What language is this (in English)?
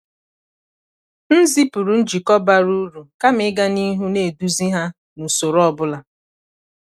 Igbo